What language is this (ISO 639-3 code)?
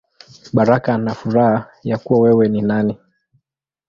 swa